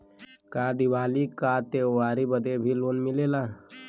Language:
Bhojpuri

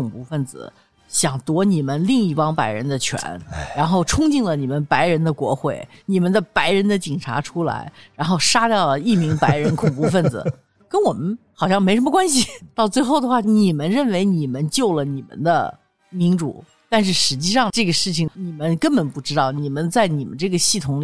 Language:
Chinese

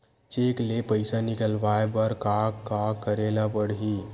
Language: Chhattisgarhi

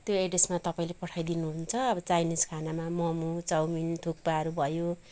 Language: Nepali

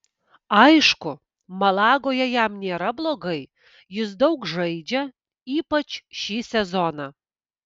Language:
Lithuanian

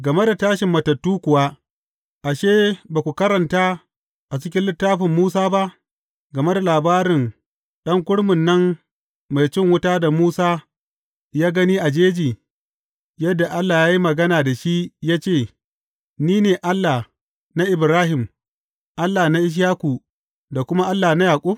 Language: Hausa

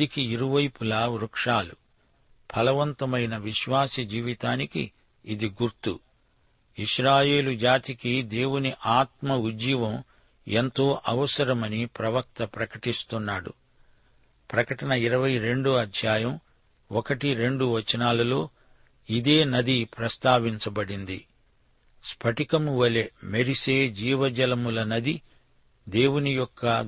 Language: Telugu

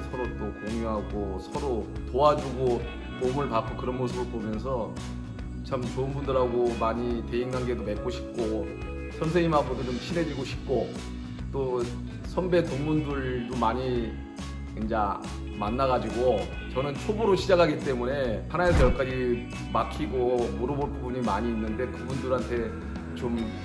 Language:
Korean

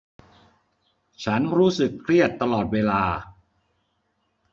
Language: Thai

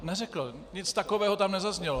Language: Czech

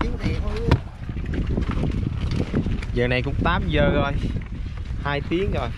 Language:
Vietnamese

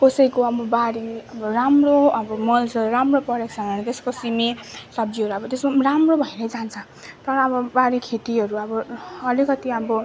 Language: Nepali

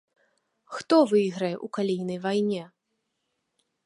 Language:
Belarusian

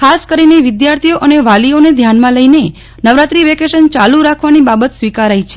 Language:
Gujarati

